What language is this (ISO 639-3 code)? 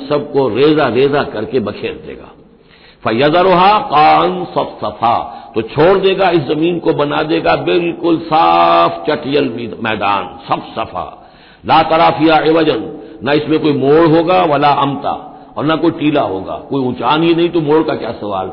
hin